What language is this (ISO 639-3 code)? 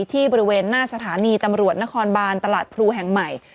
tha